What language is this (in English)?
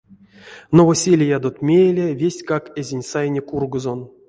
Erzya